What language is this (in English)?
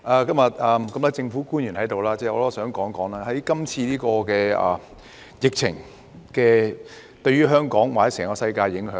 Cantonese